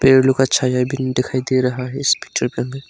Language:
Hindi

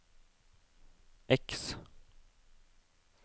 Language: Norwegian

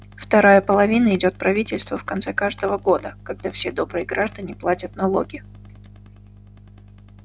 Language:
Russian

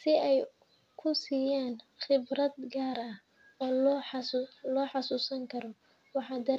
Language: Somali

